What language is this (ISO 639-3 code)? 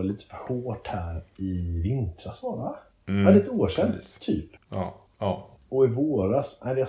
swe